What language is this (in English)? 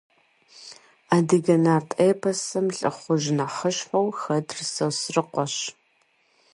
Kabardian